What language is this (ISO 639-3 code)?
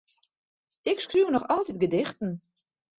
fry